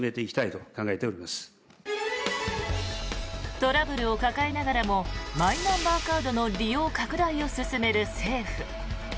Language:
Japanese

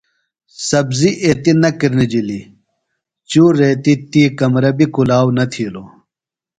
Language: Phalura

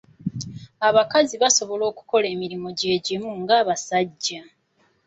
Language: Ganda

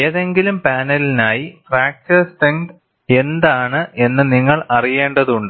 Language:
Malayalam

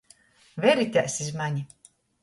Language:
Latgalian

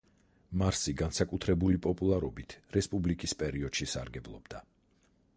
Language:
Georgian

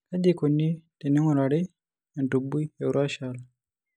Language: Masai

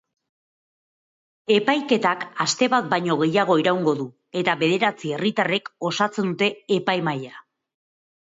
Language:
Basque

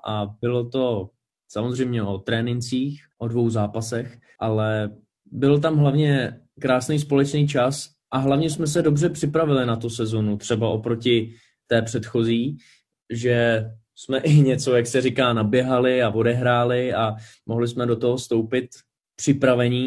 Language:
Czech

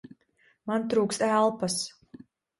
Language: Latvian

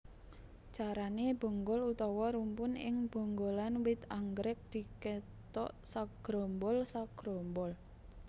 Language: Javanese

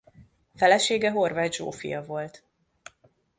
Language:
Hungarian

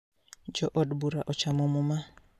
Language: Luo (Kenya and Tanzania)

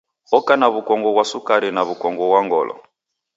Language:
Taita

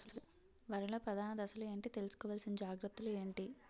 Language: Telugu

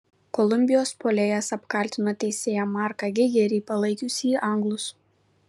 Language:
Lithuanian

